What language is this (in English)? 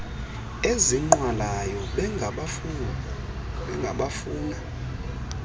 Xhosa